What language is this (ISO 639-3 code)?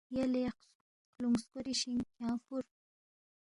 bft